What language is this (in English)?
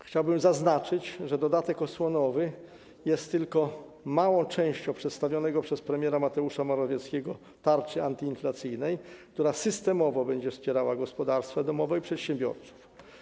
Polish